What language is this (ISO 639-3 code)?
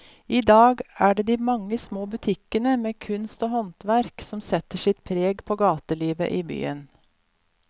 nor